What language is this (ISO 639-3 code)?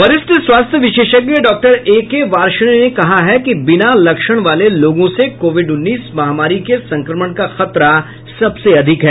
hin